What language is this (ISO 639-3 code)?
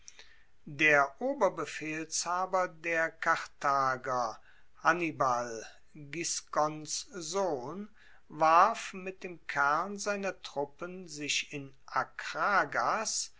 deu